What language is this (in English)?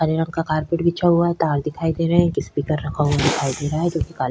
Hindi